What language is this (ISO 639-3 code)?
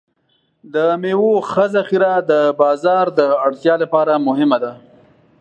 pus